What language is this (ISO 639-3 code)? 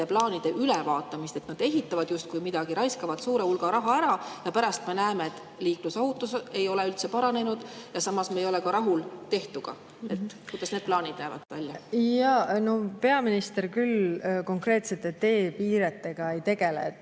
est